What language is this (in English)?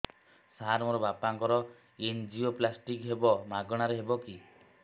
Odia